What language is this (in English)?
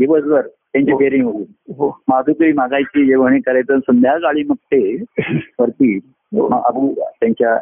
Marathi